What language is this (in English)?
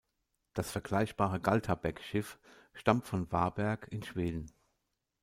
German